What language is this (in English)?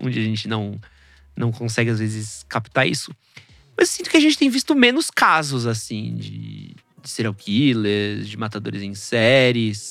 Portuguese